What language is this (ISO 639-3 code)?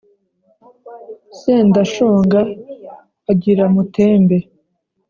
kin